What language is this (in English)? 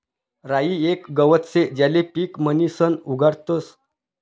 Marathi